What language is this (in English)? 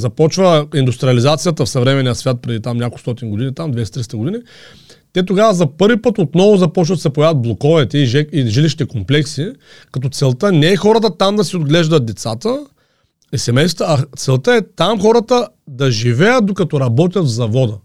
Bulgarian